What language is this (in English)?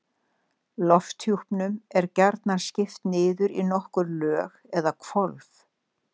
Icelandic